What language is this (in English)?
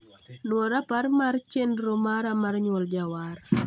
Luo (Kenya and Tanzania)